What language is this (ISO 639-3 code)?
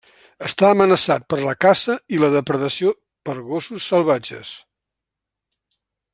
cat